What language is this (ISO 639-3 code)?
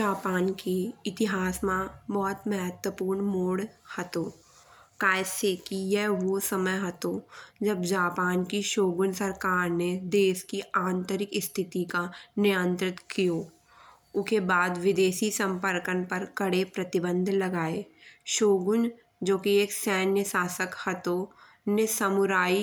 bns